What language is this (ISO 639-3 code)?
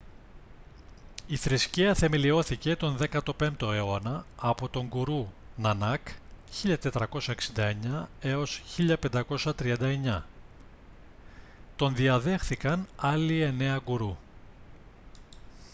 ell